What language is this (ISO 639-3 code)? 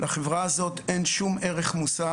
heb